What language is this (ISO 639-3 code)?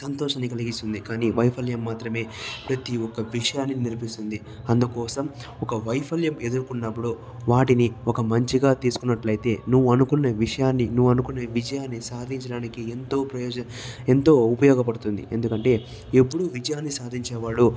tel